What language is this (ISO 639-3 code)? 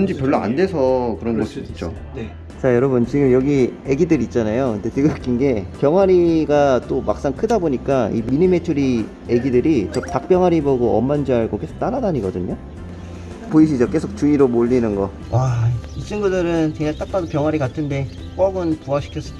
kor